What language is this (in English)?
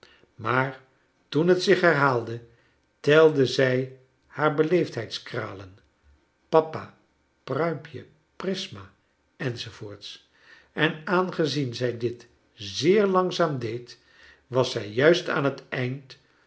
Dutch